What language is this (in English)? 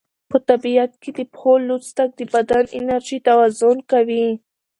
Pashto